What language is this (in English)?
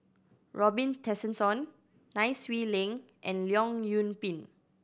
English